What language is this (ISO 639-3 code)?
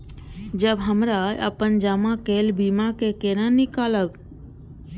mai